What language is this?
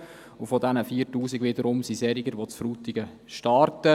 Swiss German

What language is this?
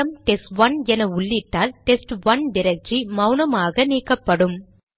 Tamil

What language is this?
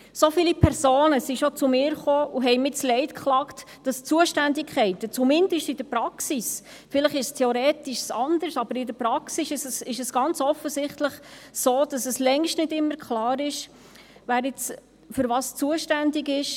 Swiss German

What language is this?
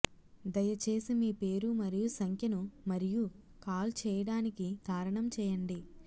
Telugu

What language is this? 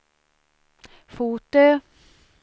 Swedish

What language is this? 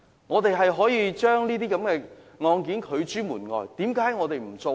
Cantonese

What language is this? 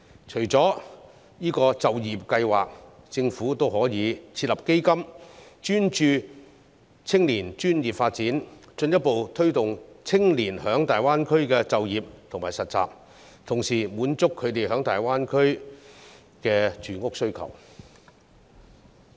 Cantonese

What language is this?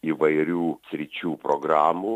Lithuanian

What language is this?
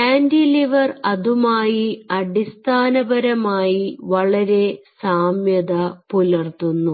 Malayalam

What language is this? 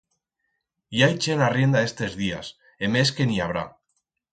Aragonese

